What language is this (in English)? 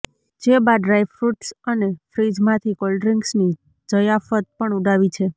Gujarati